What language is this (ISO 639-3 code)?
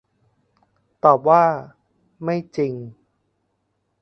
tha